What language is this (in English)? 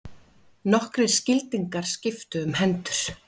Icelandic